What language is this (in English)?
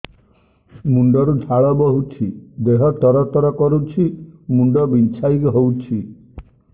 Odia